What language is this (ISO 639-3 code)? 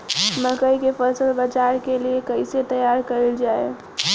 bho